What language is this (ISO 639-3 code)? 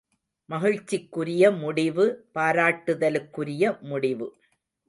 tam